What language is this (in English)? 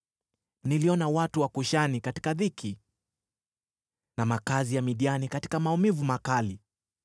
Swahili